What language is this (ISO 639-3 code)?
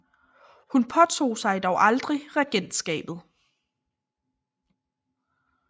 dan